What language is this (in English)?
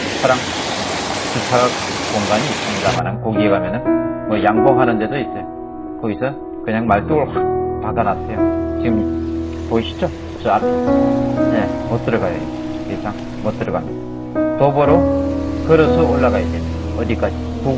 Korean